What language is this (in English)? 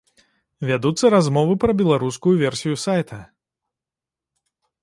Belarusian